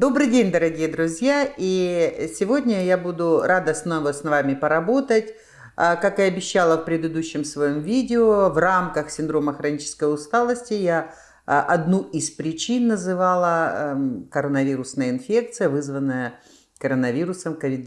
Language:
Russian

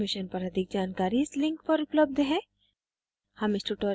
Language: Hindi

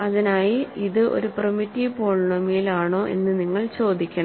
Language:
Malayalam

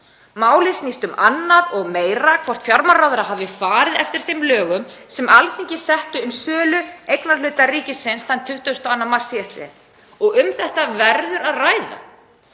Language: Icelandic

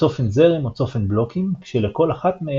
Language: Hebrew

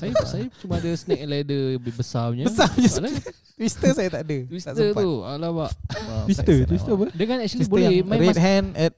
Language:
Malay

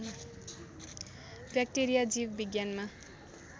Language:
Nepali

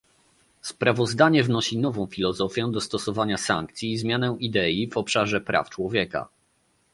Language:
Polish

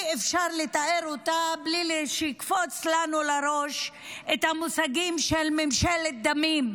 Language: Hebrew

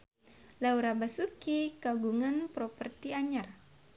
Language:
Sundanese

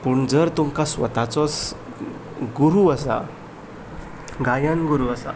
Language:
Konkani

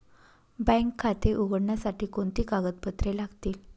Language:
Marathi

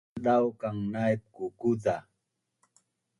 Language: Bunun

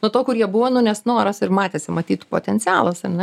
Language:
Lithuanian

